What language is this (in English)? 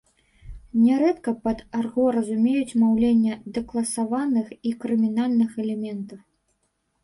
Belarusian